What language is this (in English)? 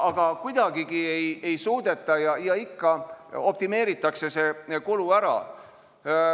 Estonian